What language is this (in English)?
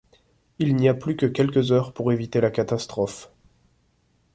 French